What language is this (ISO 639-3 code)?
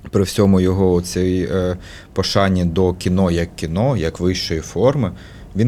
ukr